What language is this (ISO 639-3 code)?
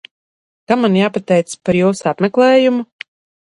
lav